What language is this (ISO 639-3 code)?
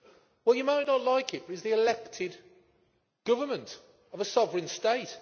eng